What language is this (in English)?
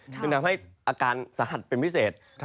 Thai